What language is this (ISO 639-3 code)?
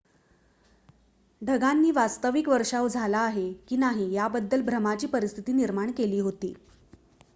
mar